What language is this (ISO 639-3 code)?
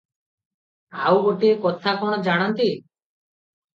ori